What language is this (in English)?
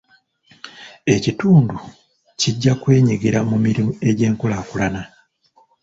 Ganda